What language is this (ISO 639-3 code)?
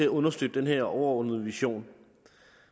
dan